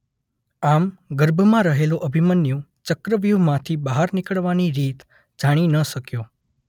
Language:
Gujarati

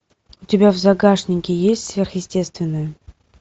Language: Russian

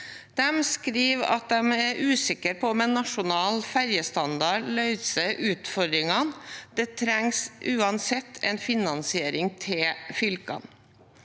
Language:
Norwegian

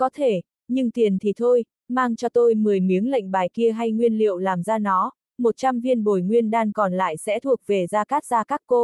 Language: Vietnamese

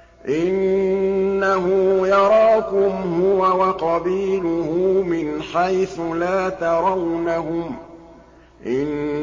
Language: Arabic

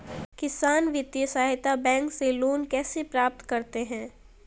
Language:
Hindi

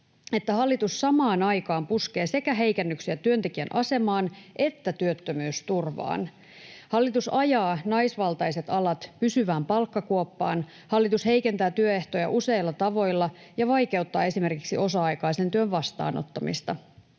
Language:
Finnish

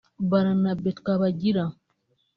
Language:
Kinyarwanda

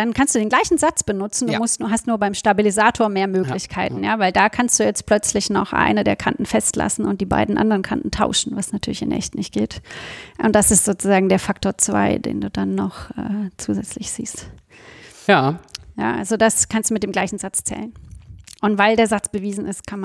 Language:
German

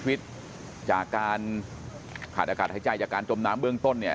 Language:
Thai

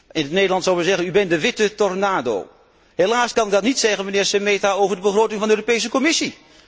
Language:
Dutch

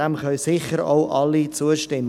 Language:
Swiss German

